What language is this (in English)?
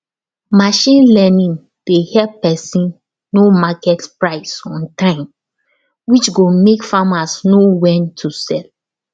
Nigerian Pidgin